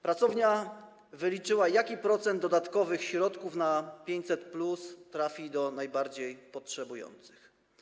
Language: Polish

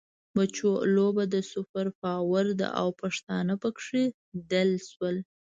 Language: Pashto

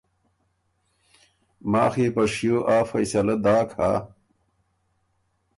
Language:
Ormuri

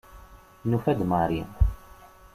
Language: Kabyle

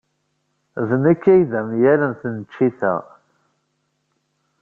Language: Kabyle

